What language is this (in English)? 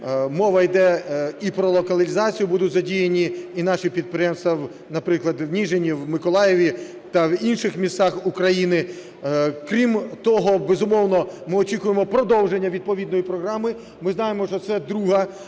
Ukrainian